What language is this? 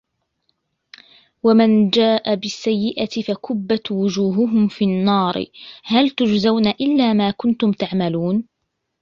Arabic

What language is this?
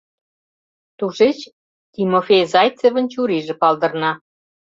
Mari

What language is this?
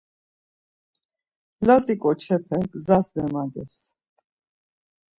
Laz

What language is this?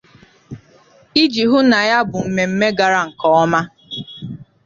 Igbo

